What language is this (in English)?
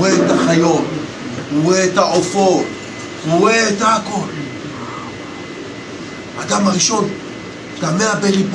Hebrew